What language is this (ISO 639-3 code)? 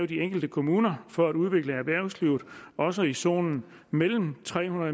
dan